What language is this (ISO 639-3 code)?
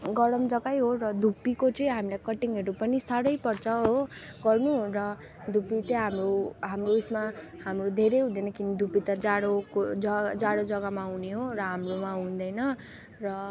nep